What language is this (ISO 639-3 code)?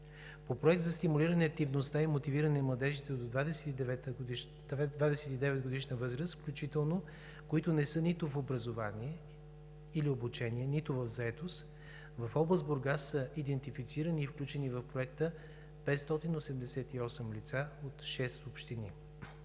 bul